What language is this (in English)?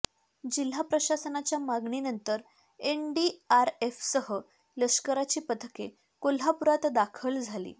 Marathi